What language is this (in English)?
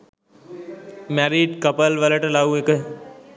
Sinhala